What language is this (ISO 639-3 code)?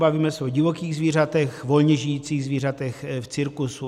ces